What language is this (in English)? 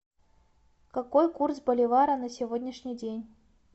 Russian